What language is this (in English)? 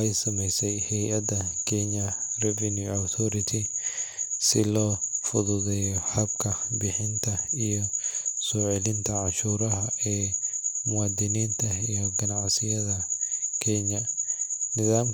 Somali